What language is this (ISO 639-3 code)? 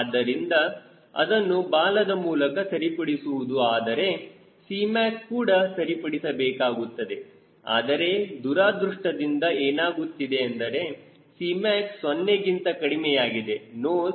kan